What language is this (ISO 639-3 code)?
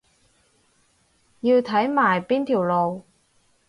yue